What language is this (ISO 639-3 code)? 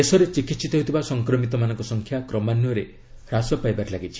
ori